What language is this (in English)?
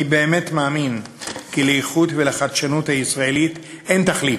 Hebrew